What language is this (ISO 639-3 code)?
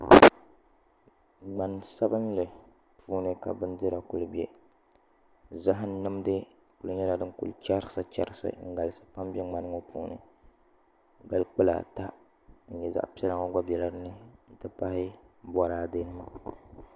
dag